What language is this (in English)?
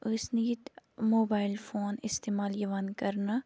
Kashmiri